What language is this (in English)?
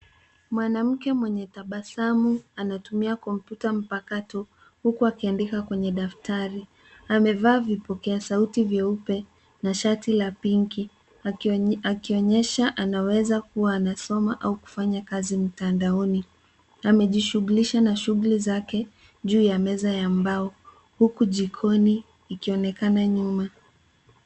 Swahili